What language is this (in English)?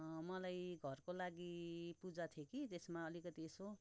Nepali